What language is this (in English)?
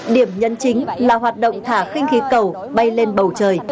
Vietnamese